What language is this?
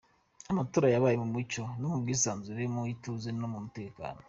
Kinyarwanda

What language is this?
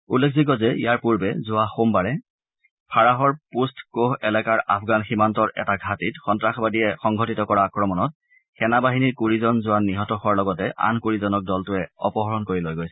Assamese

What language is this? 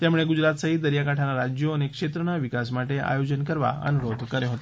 Gujarati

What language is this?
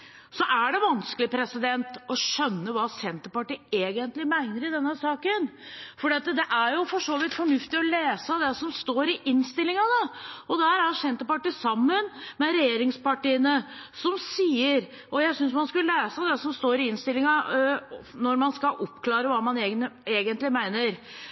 Norwegian Bokmål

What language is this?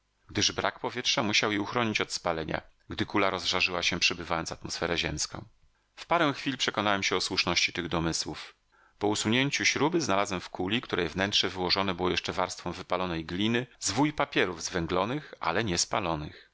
Polish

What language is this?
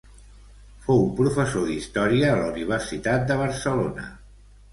Catalan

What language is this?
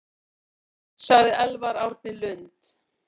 Icelandic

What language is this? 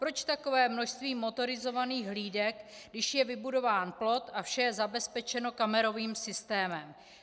Czech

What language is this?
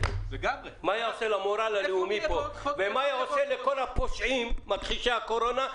Hebrew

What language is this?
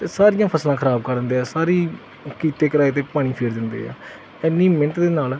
Punjabi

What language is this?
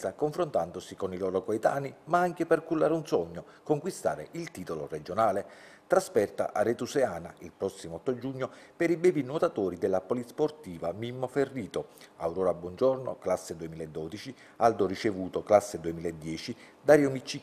Italian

